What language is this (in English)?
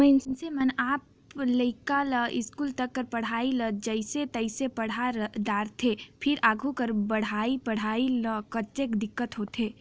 Chhattisgarhi